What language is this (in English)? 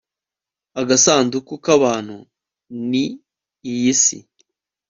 Kinyarwanda